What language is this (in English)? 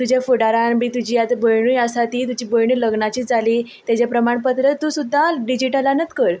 Konkani